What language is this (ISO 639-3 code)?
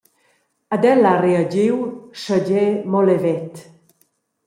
roh